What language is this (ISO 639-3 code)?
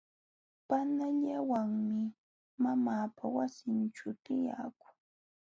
qxw